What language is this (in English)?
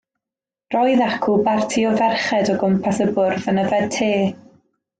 Welsh